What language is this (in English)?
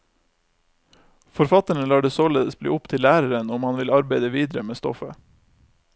Norwegian